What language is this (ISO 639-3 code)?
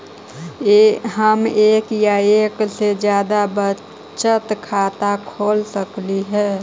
mag